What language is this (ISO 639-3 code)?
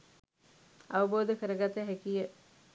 sin